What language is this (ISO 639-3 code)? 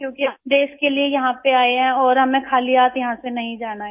hin